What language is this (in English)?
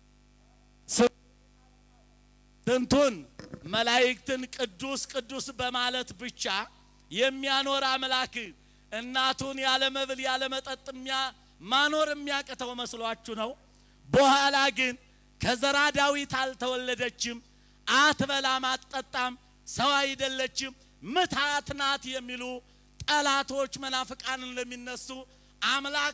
Arabic